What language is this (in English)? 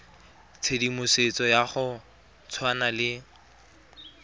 Tswana